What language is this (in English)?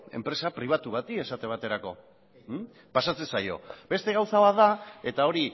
Basque